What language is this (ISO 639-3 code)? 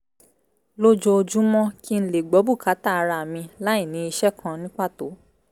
yor